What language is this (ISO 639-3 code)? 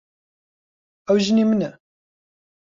ckb